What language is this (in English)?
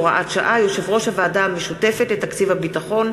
Hebrew